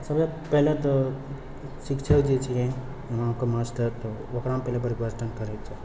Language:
Maithili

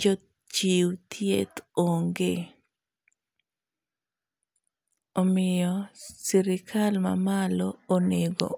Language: Luo (Kenya and Tanzania)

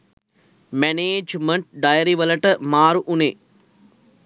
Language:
Sinhala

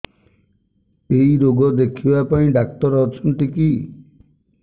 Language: Odia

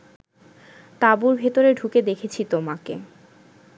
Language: Bangla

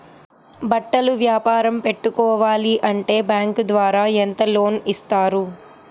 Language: Telugu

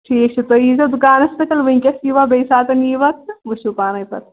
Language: Kashmiri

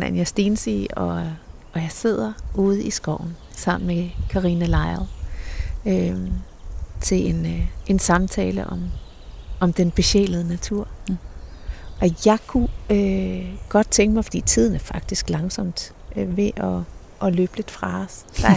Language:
Danish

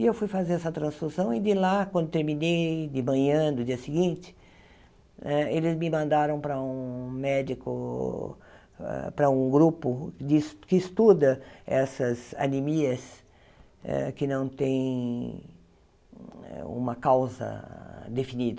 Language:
Portuguese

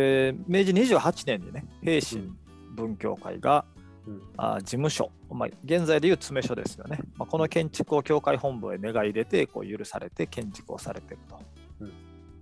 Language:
Japanese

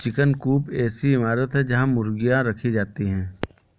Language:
Hindi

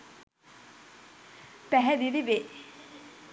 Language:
Sinhala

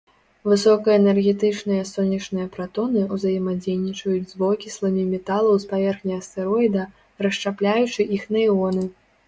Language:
Belarusian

